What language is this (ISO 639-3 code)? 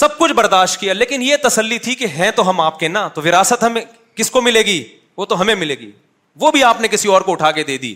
urd